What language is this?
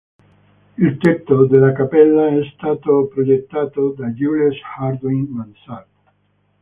Italian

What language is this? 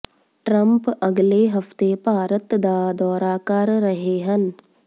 Punjabi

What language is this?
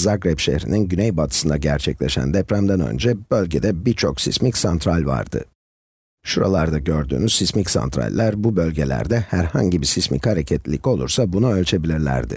Turkish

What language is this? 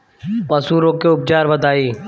Bhojpuri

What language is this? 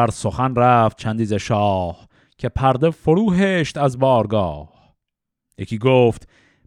Persian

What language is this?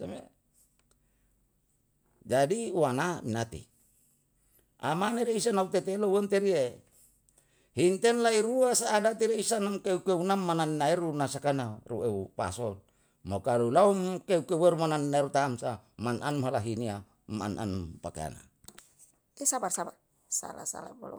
Yalahatan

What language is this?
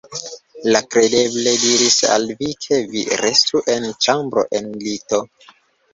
Esperanto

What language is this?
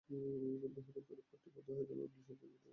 Bangla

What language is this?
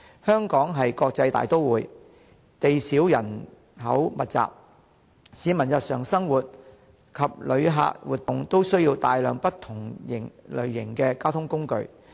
Cantonese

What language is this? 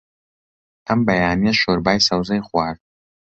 Central Kurdish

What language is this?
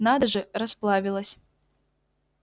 Russian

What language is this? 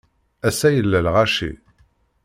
Kabyle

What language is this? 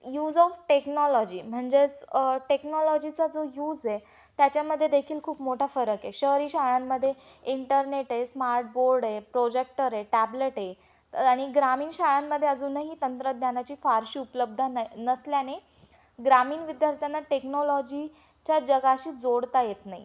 Marathi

